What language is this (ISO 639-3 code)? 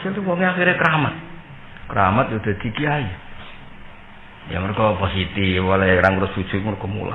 ind